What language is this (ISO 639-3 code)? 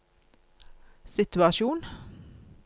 nor